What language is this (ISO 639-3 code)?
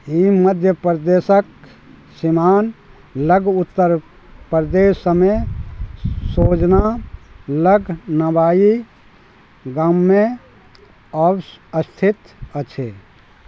mai